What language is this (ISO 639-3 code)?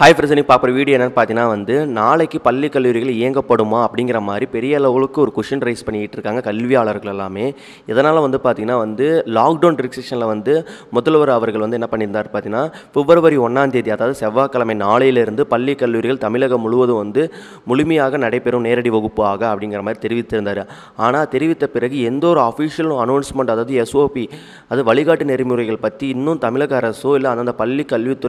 ron